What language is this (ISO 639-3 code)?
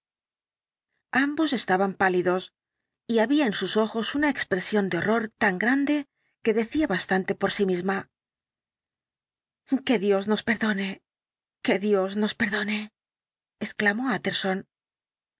spa